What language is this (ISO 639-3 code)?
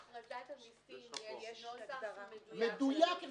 heb